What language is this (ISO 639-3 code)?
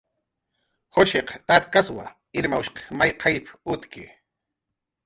jqr